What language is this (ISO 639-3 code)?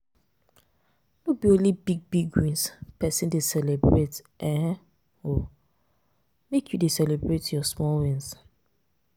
pcm